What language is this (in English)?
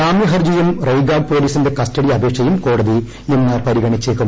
Malayalam